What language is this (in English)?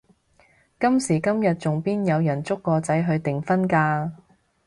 Cantonese